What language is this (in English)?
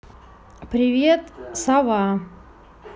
Russian